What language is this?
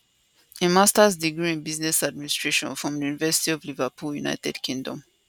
Nigerian Pidgin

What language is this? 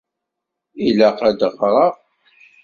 Kabyle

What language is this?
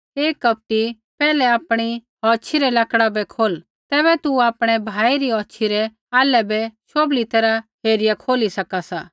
Kullu Pahari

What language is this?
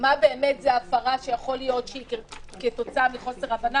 Hebrew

